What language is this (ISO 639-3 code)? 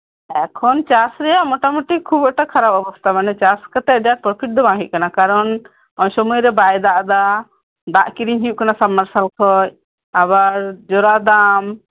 sat